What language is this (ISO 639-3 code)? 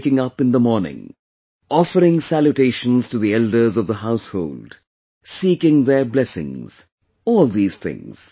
eng